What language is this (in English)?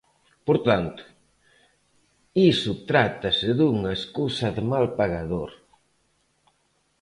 Galician